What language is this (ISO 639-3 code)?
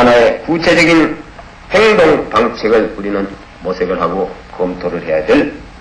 kor